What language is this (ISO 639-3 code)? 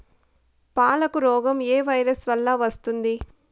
tel